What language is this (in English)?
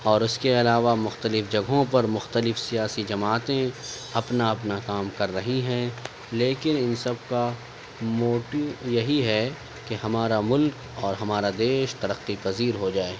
Urdu